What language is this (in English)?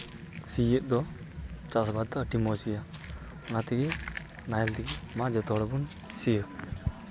Santali